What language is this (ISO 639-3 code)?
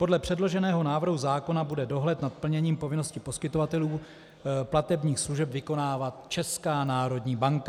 ces